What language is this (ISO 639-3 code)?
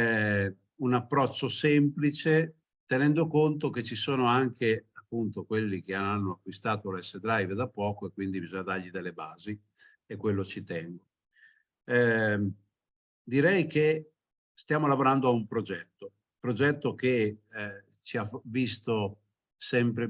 ita